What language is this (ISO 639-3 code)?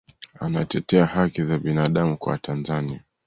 swa